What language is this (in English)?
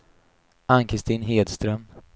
Swedish